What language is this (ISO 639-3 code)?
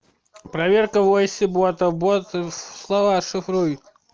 rus